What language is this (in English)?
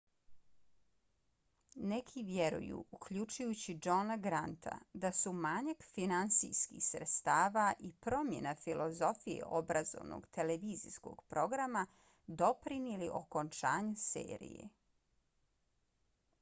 Bosnian